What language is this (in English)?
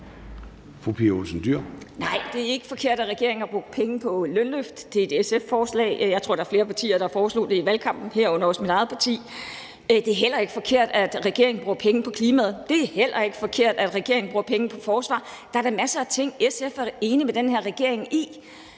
Danish